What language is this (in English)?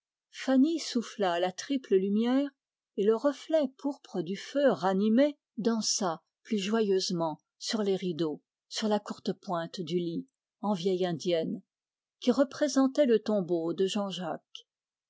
French